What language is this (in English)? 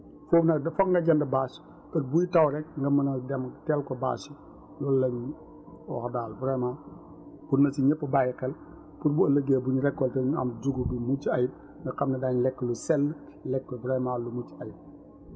Wolof